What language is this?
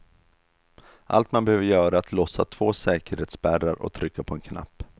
Swedish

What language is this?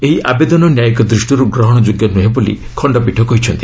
Odia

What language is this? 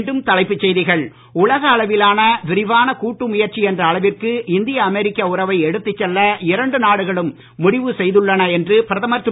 Tamil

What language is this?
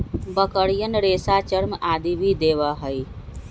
Magahi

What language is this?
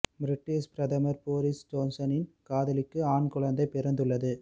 Tamil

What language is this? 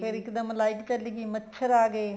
Punjabi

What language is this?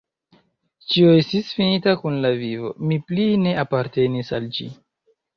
Esperanto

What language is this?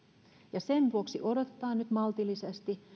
Finnish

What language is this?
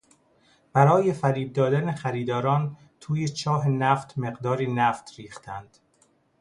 Persian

